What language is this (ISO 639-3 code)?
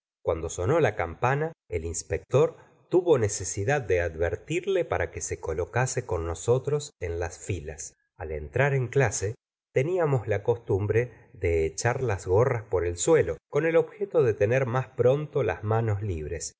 spa